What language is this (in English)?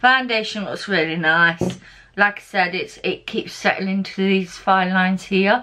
English